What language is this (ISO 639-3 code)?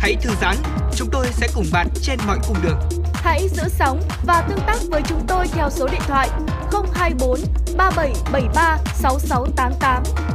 vie